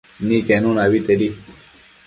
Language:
Matsés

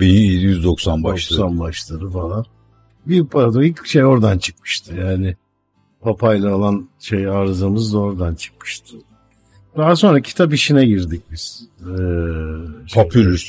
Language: Turkish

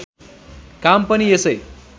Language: Nepali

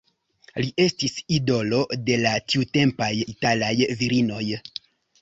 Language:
Esperanto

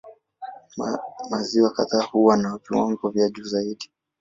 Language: Swahili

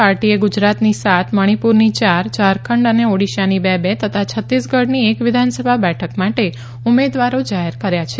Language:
Gujarati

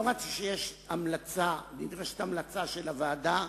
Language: Hebrew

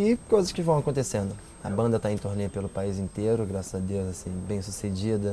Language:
Portuguese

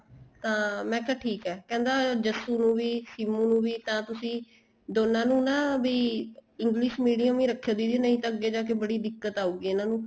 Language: Punjabi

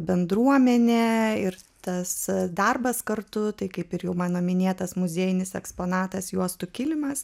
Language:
Lithuanian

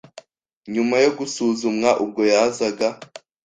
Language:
Kinyarwanda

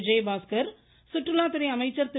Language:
Tamil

